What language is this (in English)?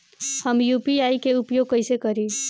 Bhojpuri